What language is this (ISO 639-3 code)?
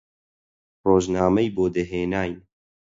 ckb